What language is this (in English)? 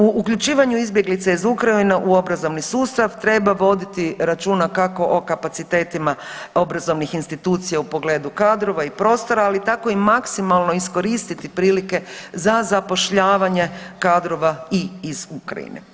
Croatian